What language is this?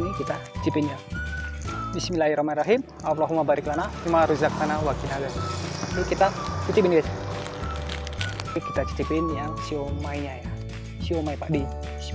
Indonesian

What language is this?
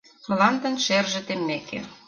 Mari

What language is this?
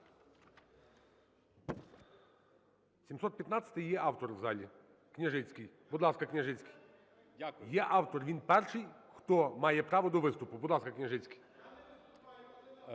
Ukrainian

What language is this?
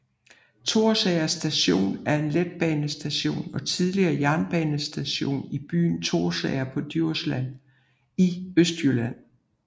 Danish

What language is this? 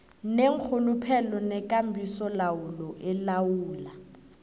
South Ndebele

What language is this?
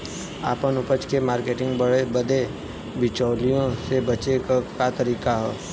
Bhojpuri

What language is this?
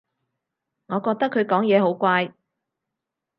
Cantonese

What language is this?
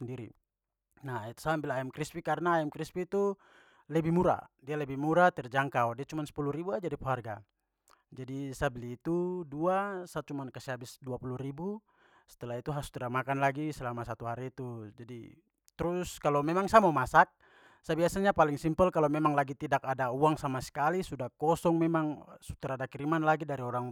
Papuan Malay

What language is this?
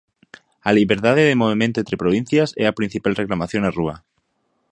Galician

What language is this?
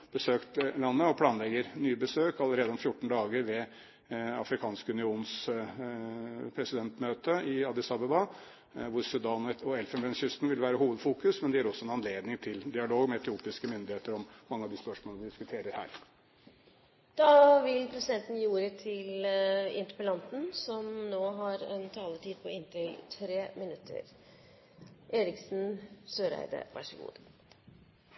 Norwegian Bokmål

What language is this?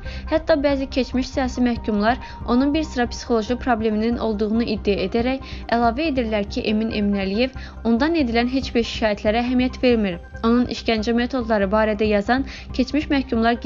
Turkish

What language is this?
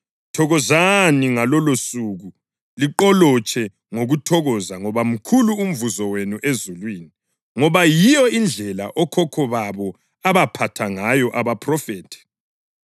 North Ndebele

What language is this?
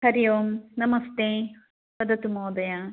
Sanskrit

